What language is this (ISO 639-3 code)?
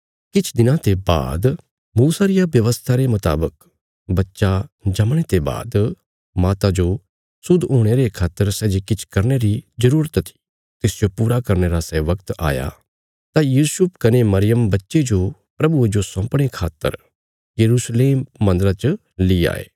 kfs